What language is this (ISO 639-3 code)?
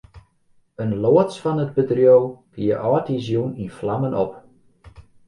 fry